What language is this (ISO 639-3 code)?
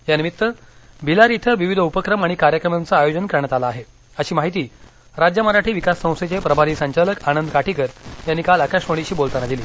mar